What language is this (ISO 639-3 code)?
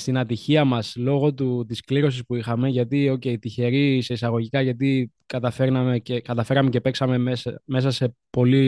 ell